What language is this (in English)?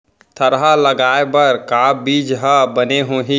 Chhattisgarhi